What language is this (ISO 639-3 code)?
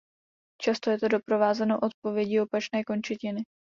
ces